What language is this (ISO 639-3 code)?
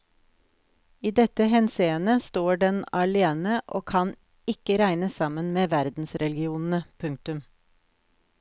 nor